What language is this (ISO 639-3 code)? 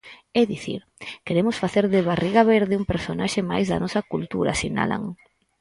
glg